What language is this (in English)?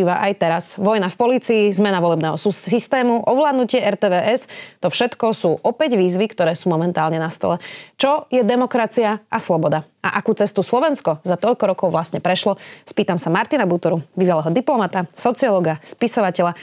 Slovak